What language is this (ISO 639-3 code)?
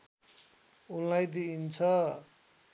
nep